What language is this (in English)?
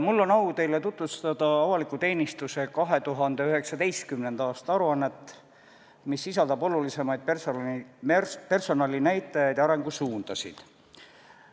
Estonian